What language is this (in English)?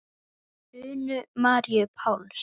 Icelandic